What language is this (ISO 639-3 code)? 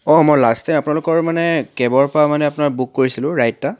asm